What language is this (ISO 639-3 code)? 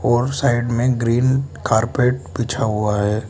hin